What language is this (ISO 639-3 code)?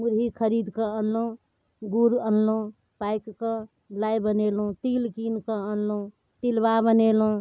mai